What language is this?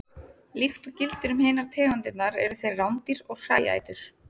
Icelandic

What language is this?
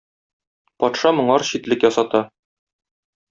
Tatar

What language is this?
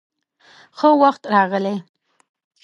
Pashto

